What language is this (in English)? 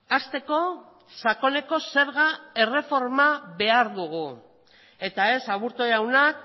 Basque